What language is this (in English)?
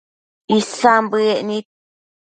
Matsés